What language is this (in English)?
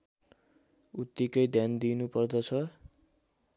Nepali